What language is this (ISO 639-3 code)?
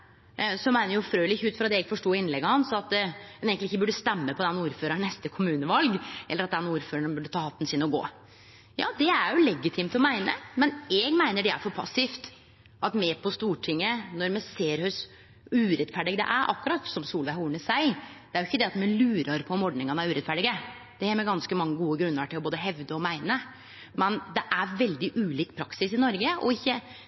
nno